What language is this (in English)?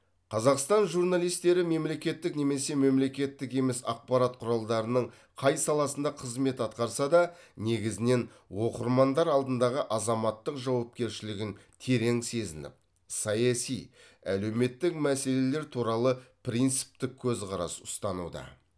Kazakh